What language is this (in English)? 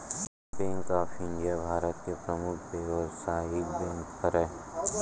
Chhattisgarhi